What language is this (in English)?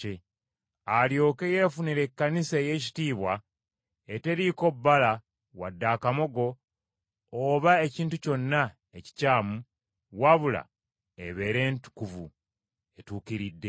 Ganda